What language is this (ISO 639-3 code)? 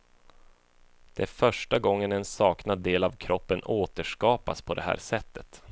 swe